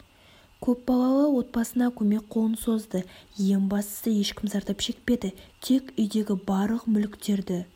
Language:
Kazakh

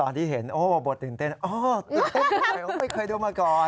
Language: Thai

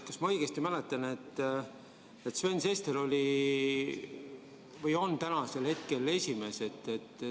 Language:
Estonian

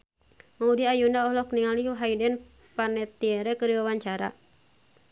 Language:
Sundanese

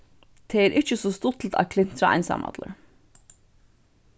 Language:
Faroese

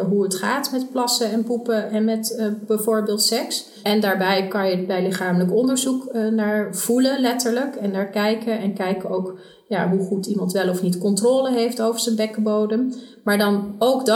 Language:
Dutch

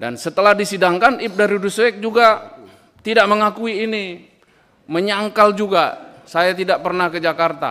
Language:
Indonesian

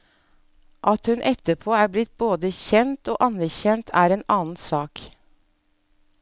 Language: Norwegian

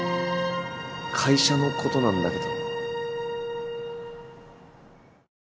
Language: Japanese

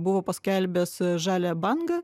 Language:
Lithuanian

